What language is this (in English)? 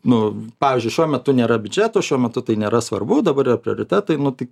Lithuanian